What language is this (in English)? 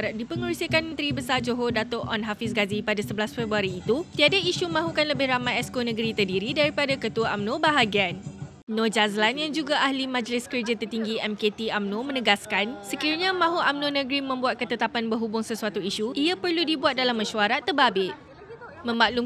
Malay